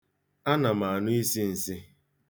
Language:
Igbo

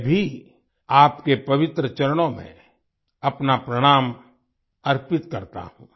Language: Hindi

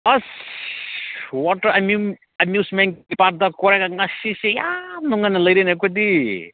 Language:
Manipuri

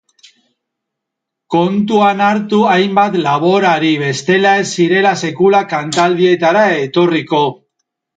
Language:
Basque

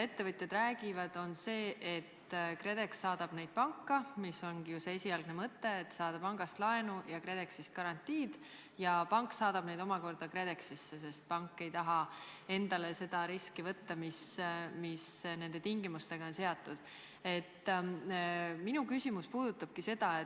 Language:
Estonian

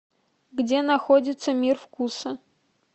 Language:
Russian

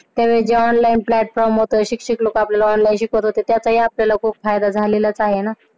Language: Marathi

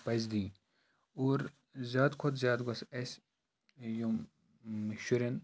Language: Kashmiri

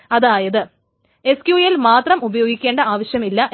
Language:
Malayalam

